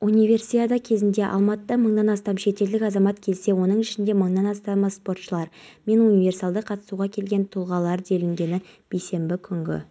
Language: Kazakh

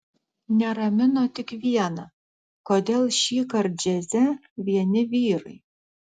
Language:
Lithuanian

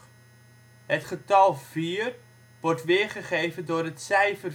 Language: Dutch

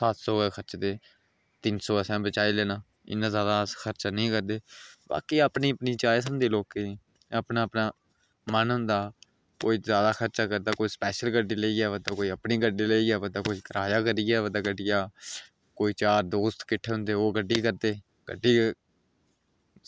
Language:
Dogri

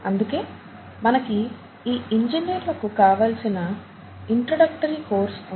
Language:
Telugu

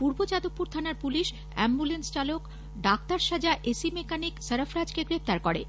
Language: Bangla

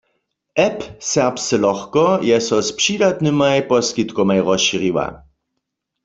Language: Upper Sorbian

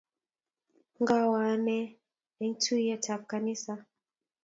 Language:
Kalenjin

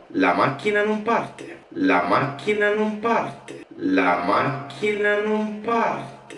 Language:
Italian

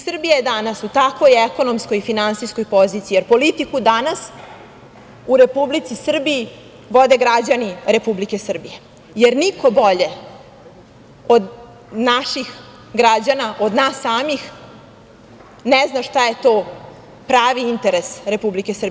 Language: Serbian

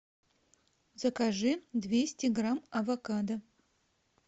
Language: Russian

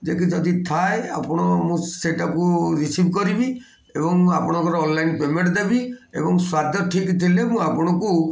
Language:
Odia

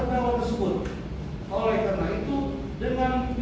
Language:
Indonesian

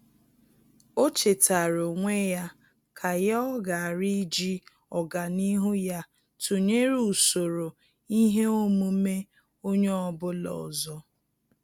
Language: Igbo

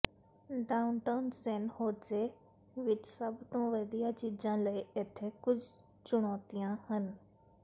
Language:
Punjabi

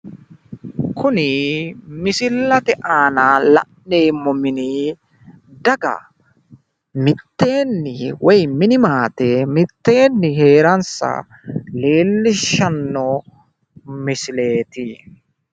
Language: Sidamo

